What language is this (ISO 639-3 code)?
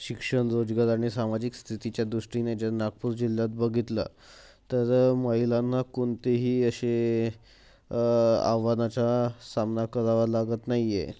mar